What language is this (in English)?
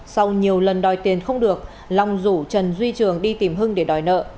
Vietnamese